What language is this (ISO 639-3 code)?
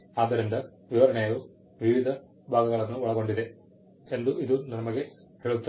kan